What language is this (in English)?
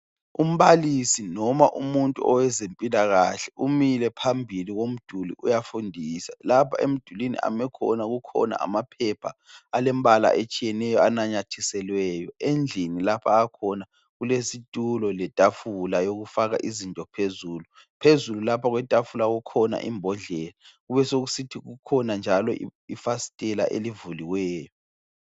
North Ndebele